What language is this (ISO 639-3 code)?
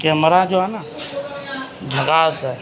urd